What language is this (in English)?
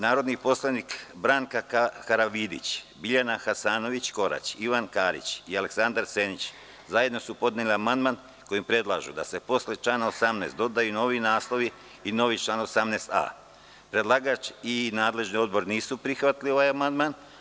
Serbian